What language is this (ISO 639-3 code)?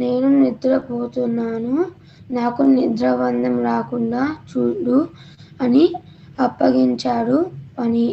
tel